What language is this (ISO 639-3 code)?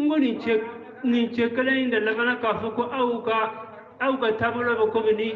eng